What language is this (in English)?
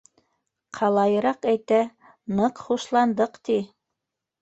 Bashkir